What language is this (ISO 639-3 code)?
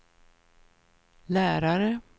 swe